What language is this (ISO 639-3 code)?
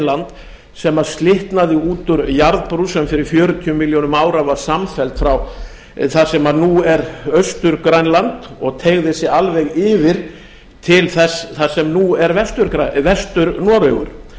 isl